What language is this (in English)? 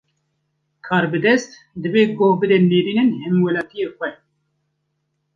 Kurdish